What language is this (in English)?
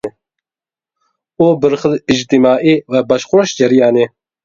Uyghur